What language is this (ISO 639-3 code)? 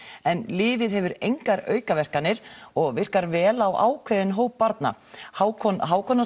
isl